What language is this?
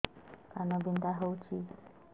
Odia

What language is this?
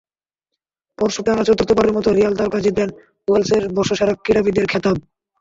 Bangla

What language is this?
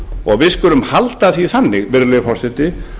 Icelandic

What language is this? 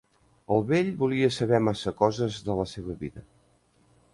Catalan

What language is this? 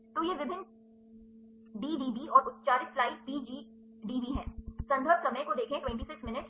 Hindi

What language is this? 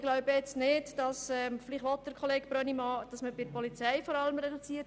Swiss German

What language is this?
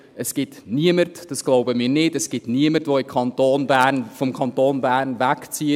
Swiss German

